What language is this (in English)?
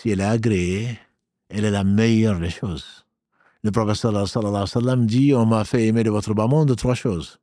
French